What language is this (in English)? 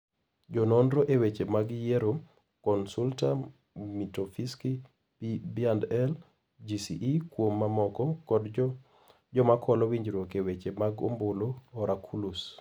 Luo (Kenya and Tanzania)